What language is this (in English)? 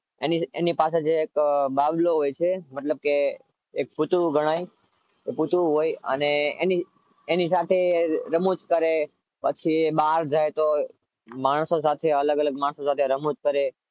Gujarati